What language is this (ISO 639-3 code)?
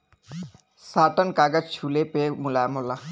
bho